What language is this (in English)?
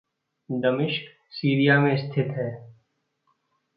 Hindi